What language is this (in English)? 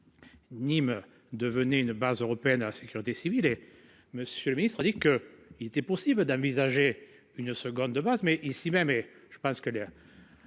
French